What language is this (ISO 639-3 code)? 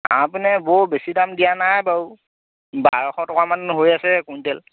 asm